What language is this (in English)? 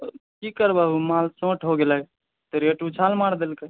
Maithili